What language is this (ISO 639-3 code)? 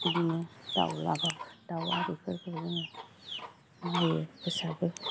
brx